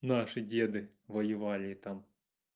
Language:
Russian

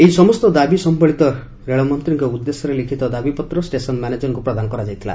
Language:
Odia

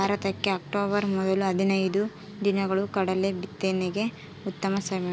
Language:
Kannada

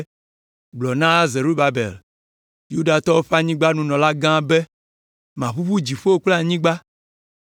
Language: Ewe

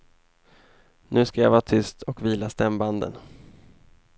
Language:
Swedish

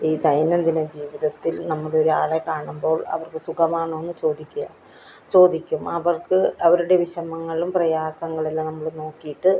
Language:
Malayalam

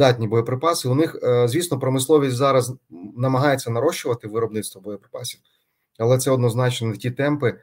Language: Ukrainian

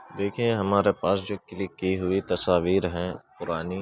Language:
Urdu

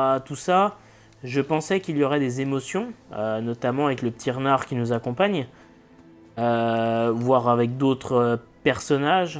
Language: French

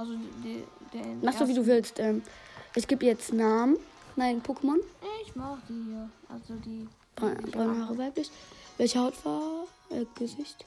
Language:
German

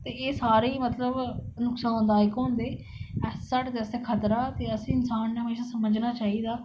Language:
Dogri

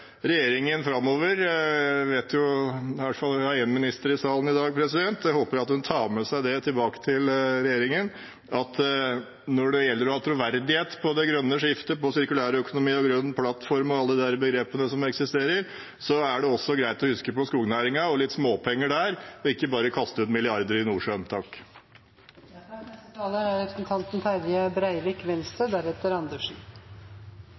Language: Norwegian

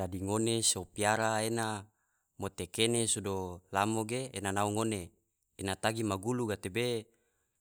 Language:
Tidore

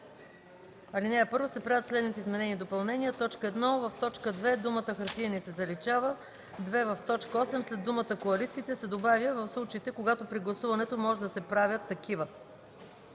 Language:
Bulgarian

